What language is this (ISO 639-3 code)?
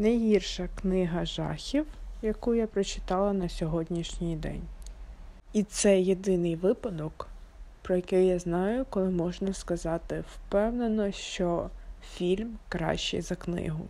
ukr